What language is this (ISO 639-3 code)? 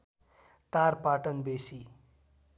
nep